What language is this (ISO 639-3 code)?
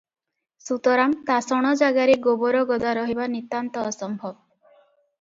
ori